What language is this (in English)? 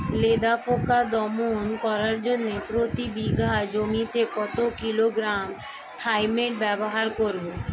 Bangla